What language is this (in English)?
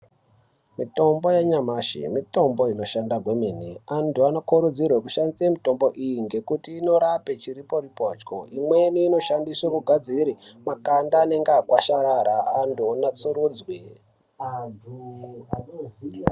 Ndau